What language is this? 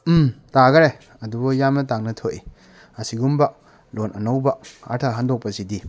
Manipuri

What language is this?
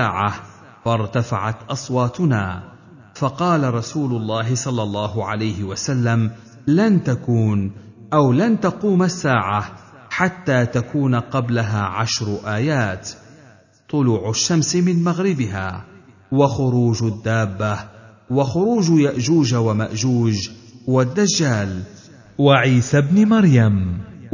Arabic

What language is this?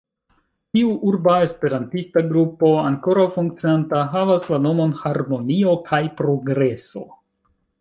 Esperanto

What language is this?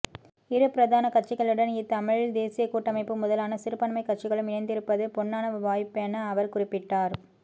Tamil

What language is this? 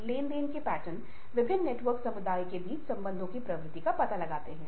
Hindi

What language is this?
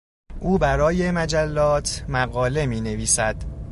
Persian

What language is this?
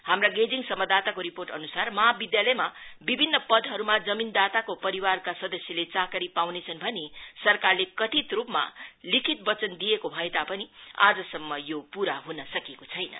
Nepali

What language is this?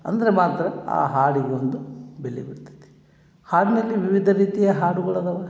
Kannada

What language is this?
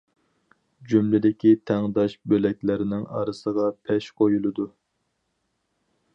Uyghur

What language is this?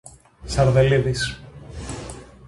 Greek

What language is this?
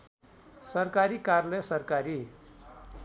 Nepali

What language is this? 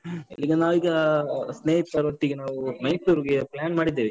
Kannada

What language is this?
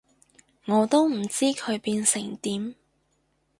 Cantonese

